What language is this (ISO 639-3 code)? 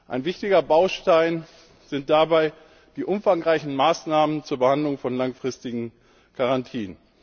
deu